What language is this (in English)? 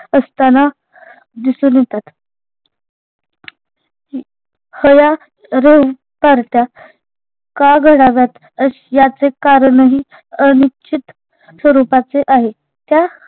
Marathi